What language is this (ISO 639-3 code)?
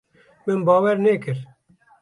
kur